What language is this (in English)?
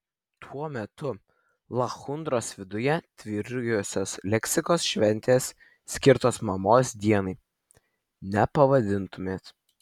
Lithuanian